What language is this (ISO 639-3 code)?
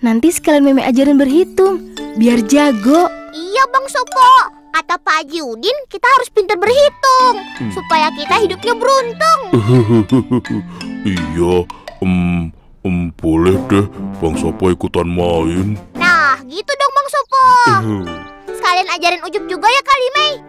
ind